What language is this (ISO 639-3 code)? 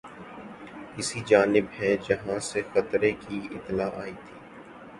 urd